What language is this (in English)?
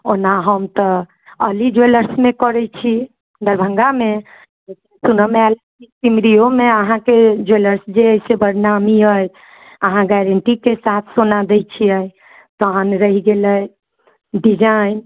Maithili